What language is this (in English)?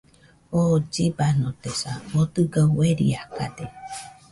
Nüpode Huitoto